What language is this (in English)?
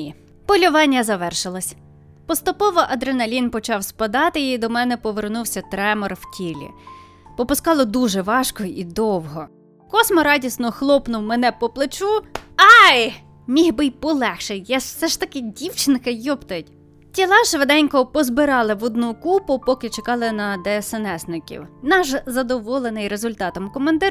Ukrainian